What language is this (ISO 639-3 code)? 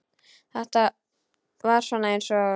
isl